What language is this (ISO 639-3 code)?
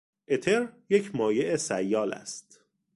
fas